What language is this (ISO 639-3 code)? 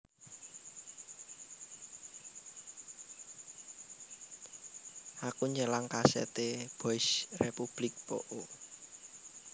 jav